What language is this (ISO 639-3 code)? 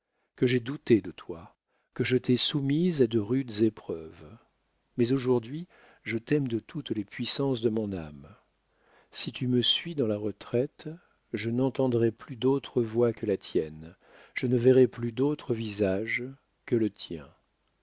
fra